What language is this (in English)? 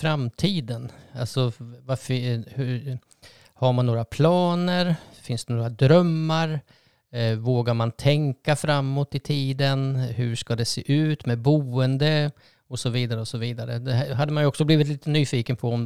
Swedish